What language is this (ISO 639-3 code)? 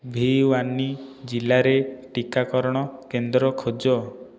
ori